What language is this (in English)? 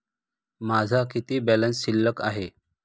Marathi